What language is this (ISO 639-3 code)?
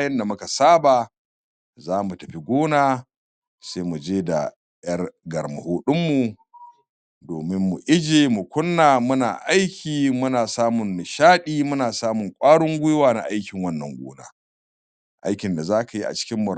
hau